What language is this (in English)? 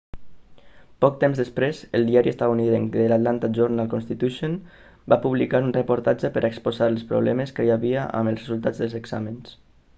Catalan